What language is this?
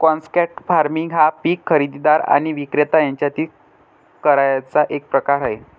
Marathi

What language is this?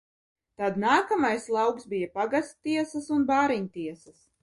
Latvian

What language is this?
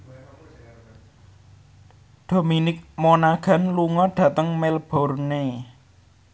Javanese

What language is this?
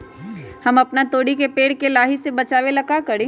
Magahi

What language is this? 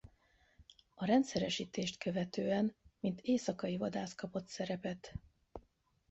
Hungarian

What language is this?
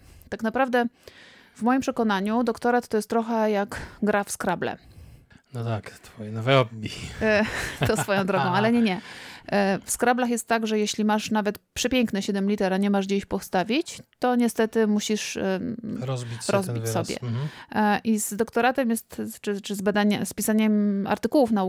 Polish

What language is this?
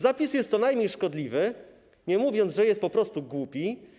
Polish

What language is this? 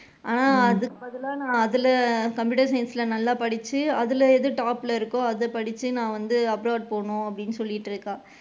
Tamil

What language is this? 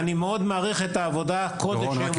Hebrew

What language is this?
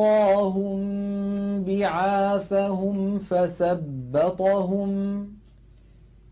Arabic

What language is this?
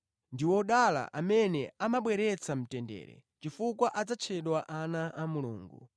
Nyanja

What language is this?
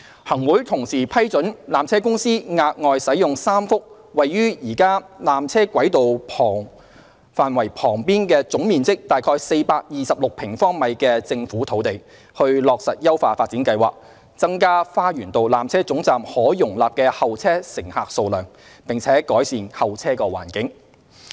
Cantonese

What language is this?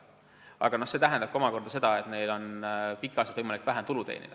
Estonian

